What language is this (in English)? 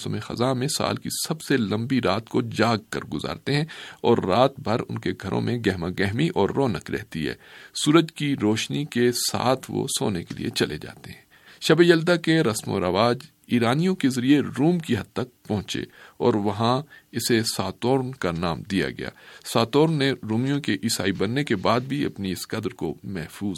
Urdu